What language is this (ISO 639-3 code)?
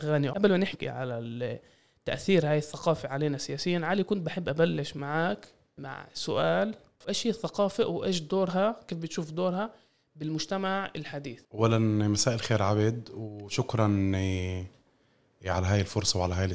ara